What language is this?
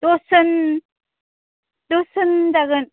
Bodo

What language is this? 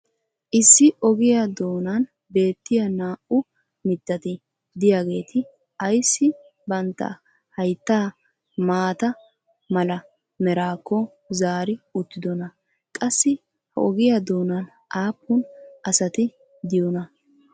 Wolaytta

